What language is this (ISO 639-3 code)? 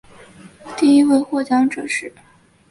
zho